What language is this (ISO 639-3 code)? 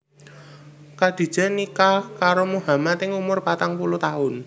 jav